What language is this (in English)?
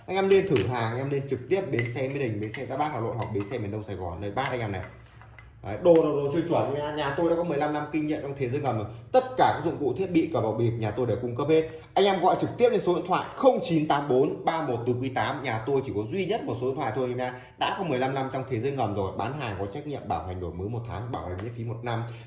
Vietnamese